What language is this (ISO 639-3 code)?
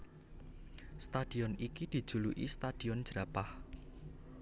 jav